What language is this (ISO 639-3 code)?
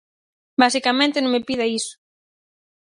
glg